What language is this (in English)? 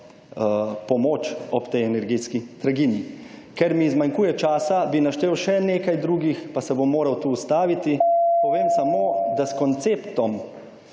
Slovenian